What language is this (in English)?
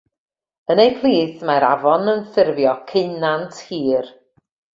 Welsh